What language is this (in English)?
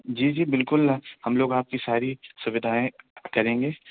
Urdu